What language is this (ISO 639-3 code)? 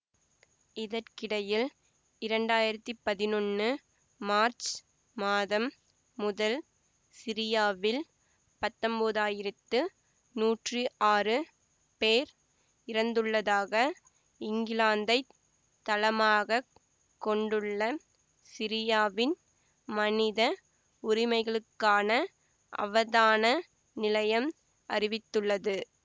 tam